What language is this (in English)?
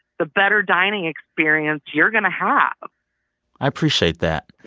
English